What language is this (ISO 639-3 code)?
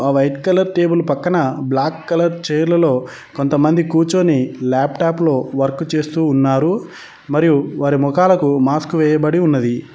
tel